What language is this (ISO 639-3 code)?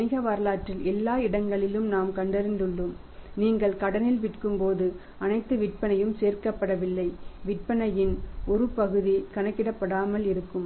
tam